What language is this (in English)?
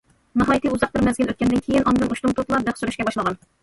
Uyghur